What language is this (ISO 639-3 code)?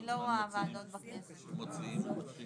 heb